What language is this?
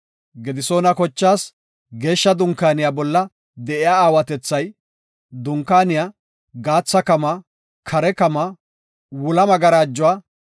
Gofa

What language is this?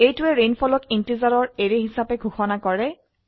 Assamese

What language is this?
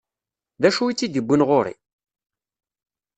Kabyle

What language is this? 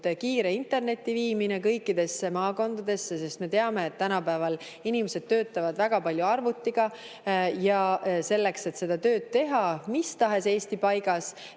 Estonian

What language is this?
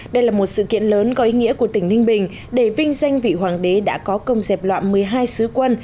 Vietnamese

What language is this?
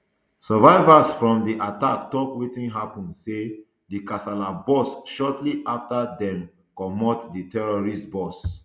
Nigerian Pidgin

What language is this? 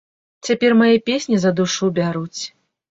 Belarusian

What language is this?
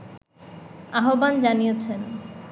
Bangla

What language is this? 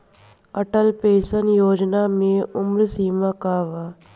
Bhojpuri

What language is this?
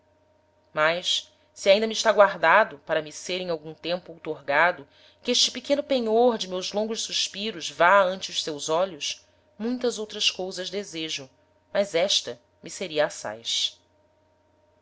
Portuguese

